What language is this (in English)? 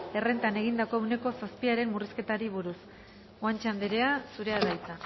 Basque